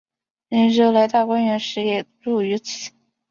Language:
Chinese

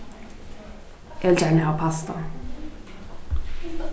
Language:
Faroese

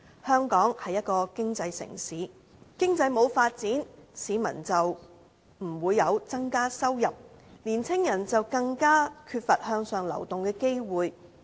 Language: Cantonese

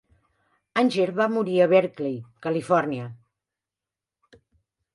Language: Catalan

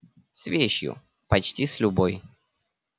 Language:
Russian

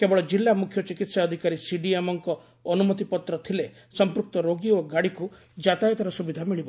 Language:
Odia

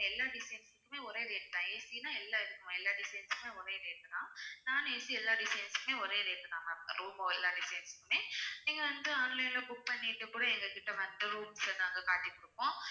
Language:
Tamil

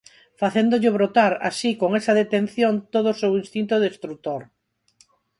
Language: Galician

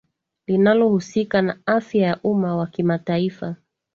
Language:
Swahili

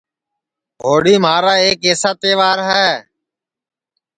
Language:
Sansi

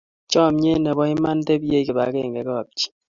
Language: Kalenjin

